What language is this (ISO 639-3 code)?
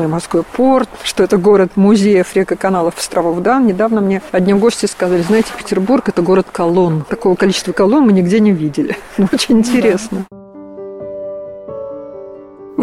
rus